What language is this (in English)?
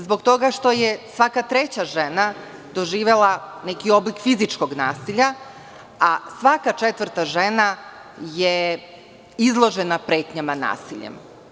Serbian